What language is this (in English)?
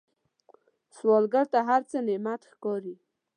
Pashto